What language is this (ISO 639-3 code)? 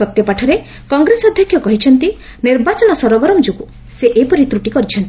ori